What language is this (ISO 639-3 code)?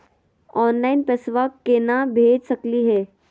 mag